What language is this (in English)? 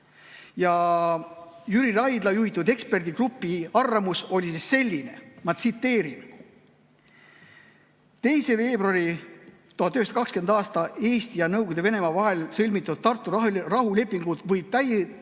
Estonian